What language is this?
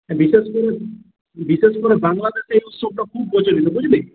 Bangla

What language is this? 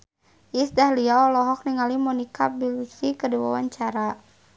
Sundanese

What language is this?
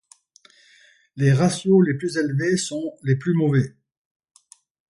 French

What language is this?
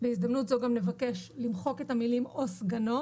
Hebrew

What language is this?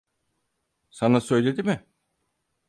Turkish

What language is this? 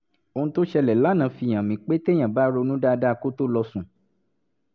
Yoruba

